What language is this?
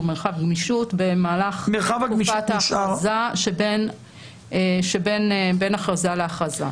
Hebrew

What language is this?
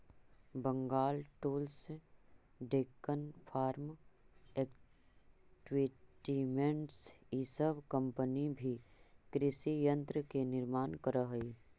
Magahi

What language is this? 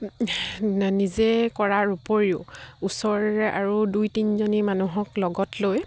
Assamese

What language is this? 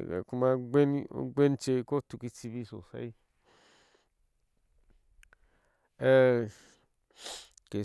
Ashe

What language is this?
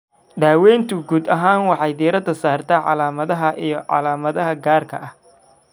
Somali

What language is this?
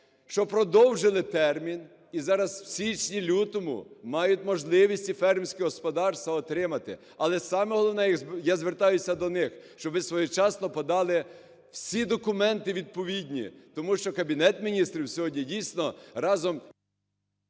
Ukrainian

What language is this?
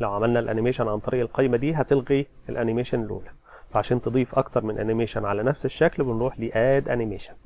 Arabic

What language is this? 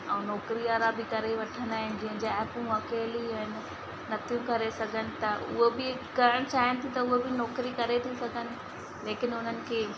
Sindhi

